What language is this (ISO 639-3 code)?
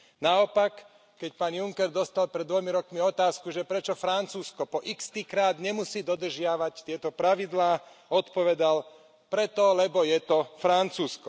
slk